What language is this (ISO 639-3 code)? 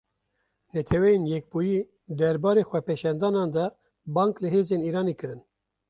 kur